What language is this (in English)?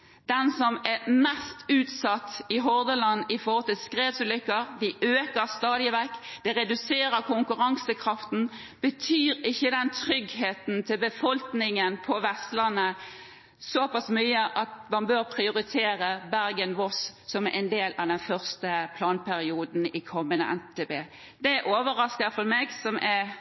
Norwegian Bokmål